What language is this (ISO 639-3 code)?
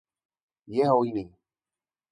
ces